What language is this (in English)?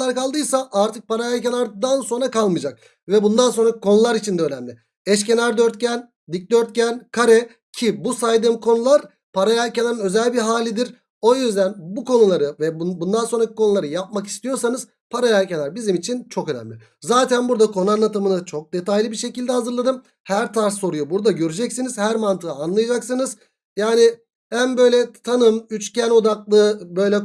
Turkish